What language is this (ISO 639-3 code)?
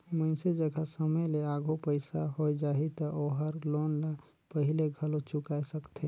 hne